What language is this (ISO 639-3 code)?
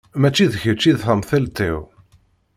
kab